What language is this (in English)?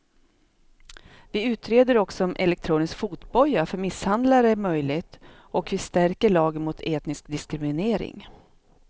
Swedish